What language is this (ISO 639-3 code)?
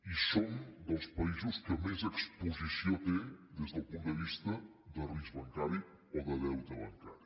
cat